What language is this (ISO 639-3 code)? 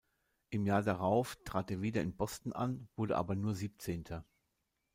deu